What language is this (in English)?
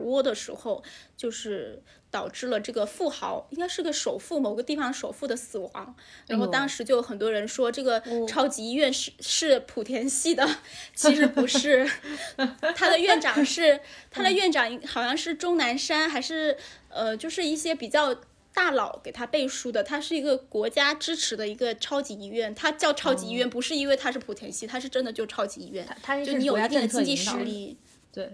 Chinese